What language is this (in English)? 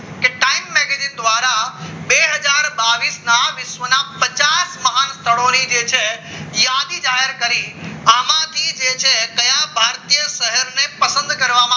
Gujarati